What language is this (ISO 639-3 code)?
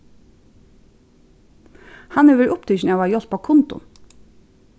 fao